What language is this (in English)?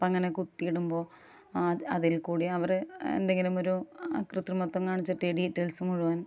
Malayalam